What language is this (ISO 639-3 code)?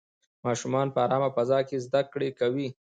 pus